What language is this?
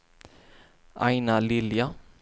Swedish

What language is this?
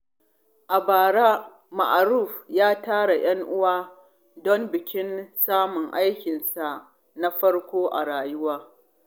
Hausa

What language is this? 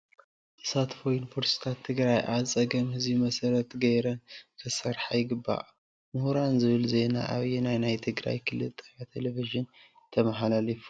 Tigrinya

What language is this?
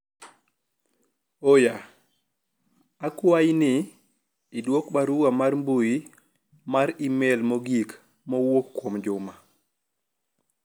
Luo (Kenya and Tanzania)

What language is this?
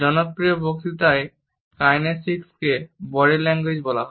Bangla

